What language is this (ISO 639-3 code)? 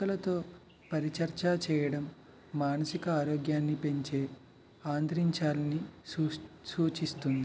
tel